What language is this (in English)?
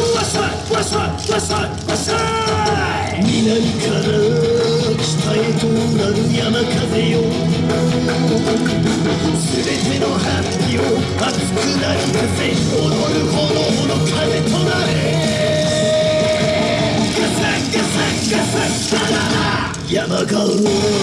Japanese